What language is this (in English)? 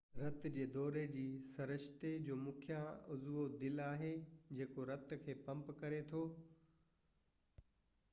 Sindhi